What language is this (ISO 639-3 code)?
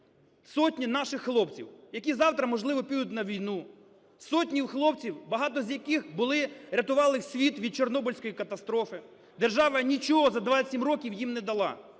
ukr